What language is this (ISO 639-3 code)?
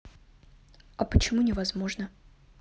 rus